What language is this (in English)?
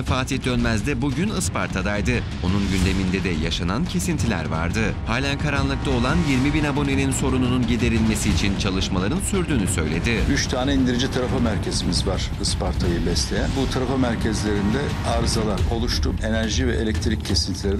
Turkish